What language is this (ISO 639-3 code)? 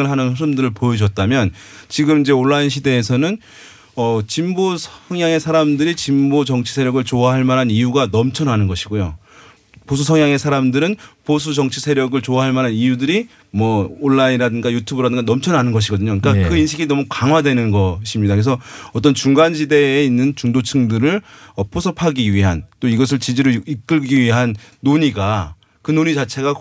kor